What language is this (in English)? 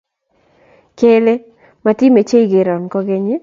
Kalenjin